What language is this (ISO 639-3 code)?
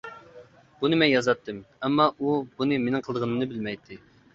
uig